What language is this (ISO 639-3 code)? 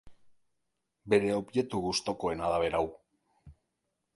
eus